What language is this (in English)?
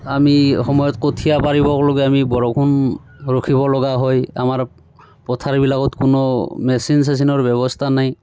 Assamese